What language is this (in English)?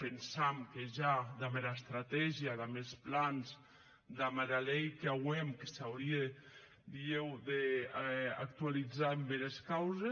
Catalan